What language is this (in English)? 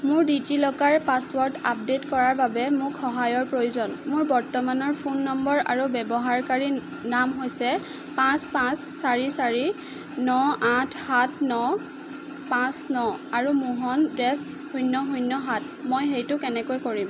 Assamese